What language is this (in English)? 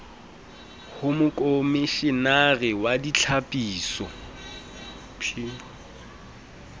Southern Sotho